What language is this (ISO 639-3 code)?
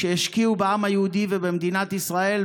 heb